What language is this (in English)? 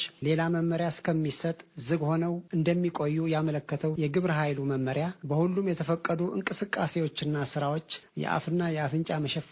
Amharic